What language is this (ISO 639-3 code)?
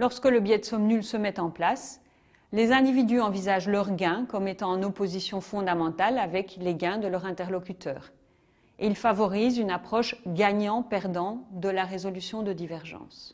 fra